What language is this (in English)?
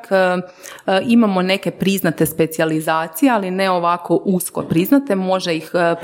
Croatian